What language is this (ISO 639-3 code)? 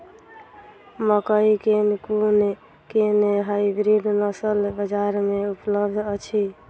mai